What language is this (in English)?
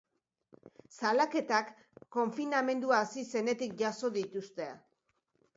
Basque